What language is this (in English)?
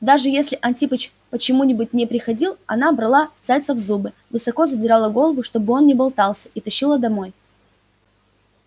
Russian